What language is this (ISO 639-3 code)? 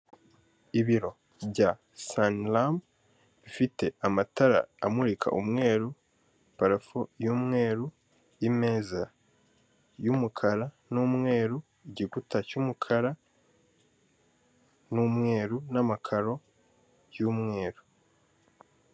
kin